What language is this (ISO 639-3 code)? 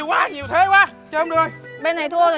vie